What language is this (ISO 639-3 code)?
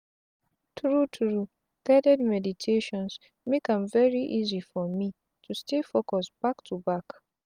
pcm